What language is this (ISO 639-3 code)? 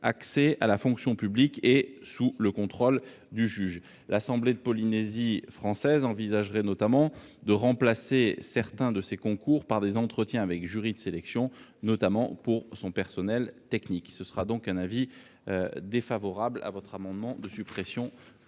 fra